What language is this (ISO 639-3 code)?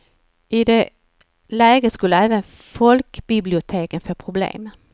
swe